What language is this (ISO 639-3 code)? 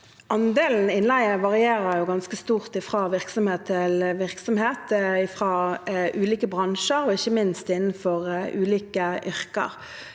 nor